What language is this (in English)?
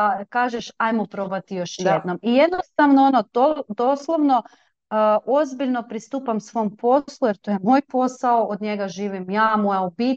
Croatian